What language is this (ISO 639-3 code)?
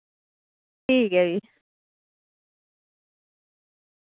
doi